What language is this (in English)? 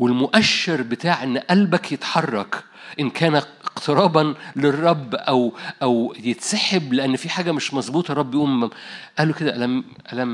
Arabic